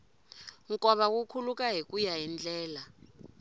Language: Tsonga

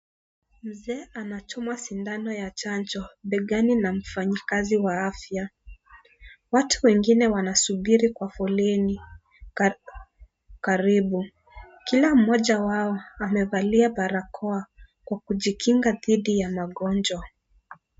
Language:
Swahili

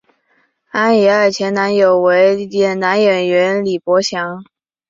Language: Chinese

